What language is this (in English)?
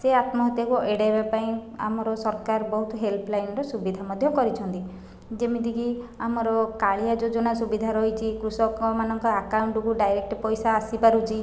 Odia